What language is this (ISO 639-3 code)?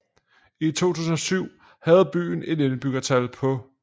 dan